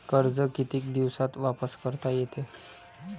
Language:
Marathi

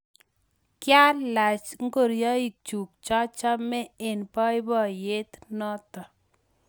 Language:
Kalenjin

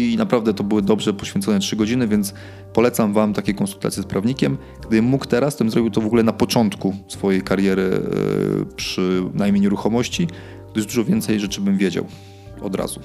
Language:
Polish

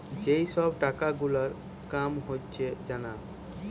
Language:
Bangla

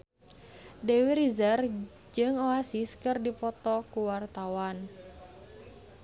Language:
Sundanese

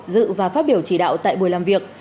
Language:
Vietnamese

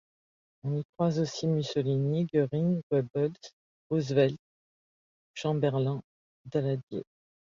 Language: French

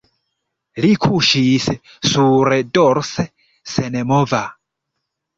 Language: Esperanto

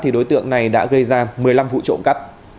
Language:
Vietnamese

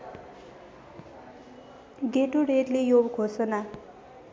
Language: Nepali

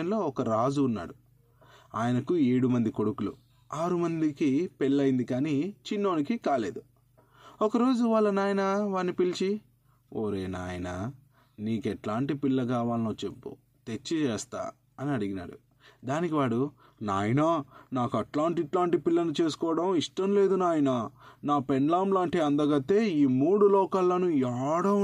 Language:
Telugu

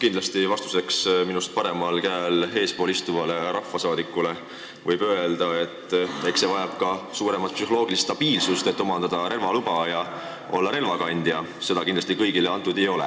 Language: Estonian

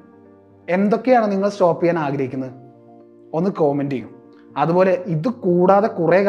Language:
Malayalam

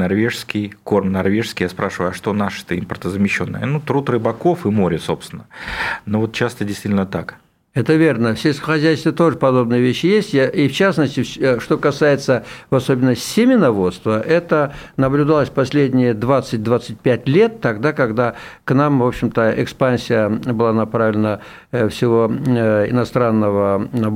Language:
Russian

